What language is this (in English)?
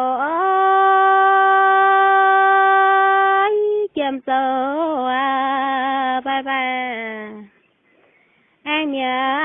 Indonesian